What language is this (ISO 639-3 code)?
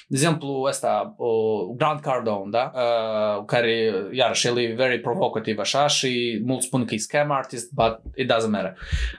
ron